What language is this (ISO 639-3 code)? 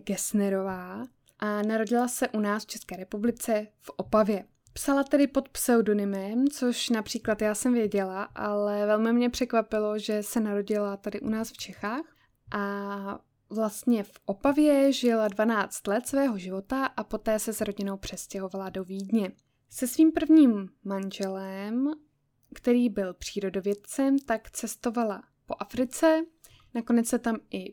ces